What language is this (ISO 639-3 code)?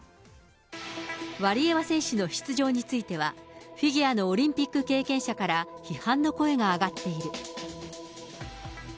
jpn